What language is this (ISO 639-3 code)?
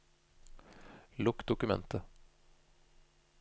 nor